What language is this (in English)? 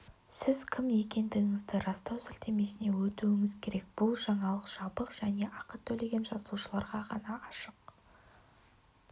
Kazakh